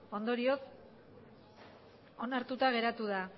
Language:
Basque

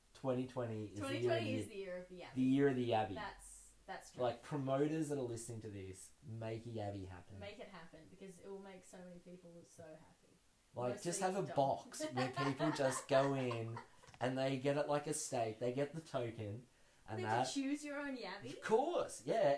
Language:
English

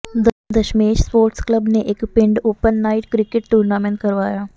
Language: Punjabi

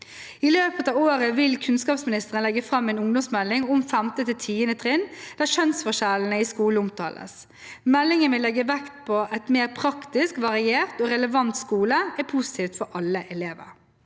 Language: Norwegian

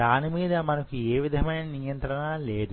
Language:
Telugu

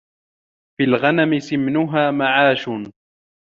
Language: Arabic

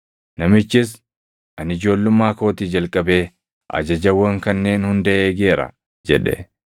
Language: Oromo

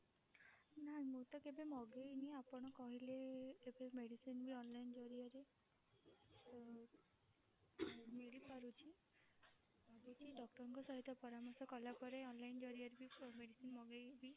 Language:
Odia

